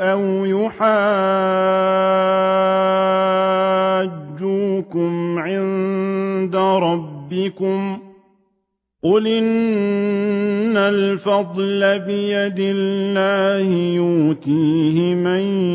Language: Arabic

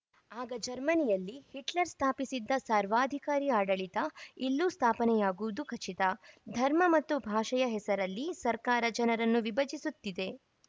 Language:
Kannada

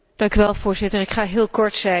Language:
Dutch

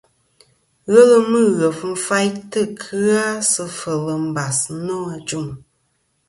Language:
Kom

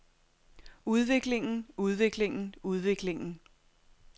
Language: Danish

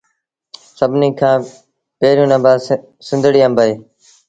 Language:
Sindhi Bhil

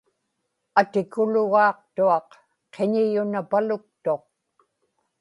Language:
Inupiaq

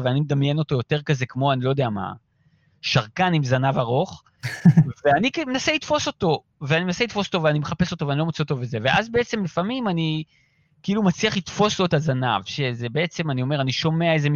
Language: Hebrew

